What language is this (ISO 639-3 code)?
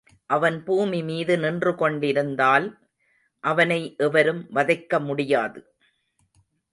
tam